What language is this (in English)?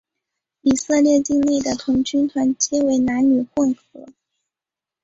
Chinese